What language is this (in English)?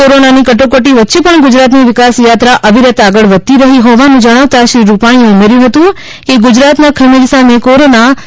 Gujarati